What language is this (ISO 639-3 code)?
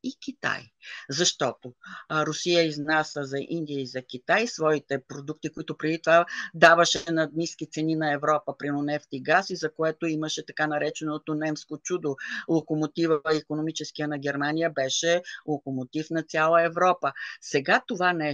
bul